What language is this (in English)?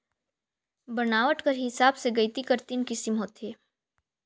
Chhattisgarhi